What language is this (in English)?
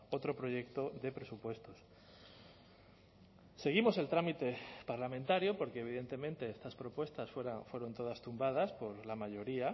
Spanish